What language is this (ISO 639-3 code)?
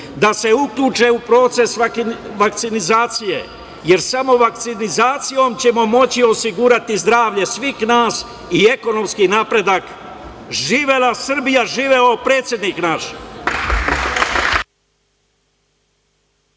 srp